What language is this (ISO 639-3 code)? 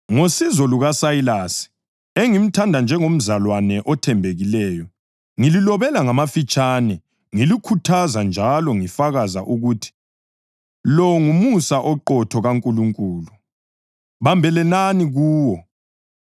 nde